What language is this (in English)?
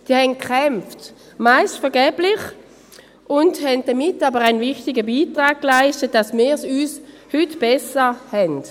Swiss German